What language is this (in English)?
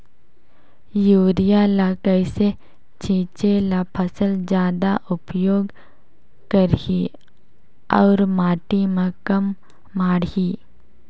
Chhattisgarhi